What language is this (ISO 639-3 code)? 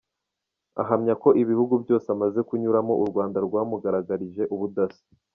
kin